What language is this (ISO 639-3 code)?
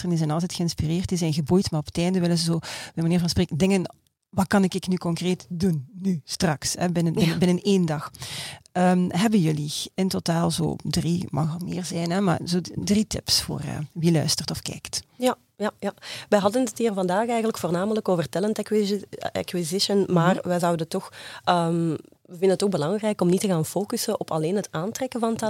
nld